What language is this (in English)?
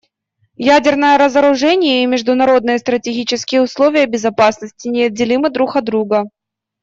Russian